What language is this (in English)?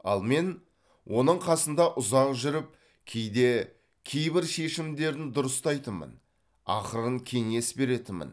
Kazakh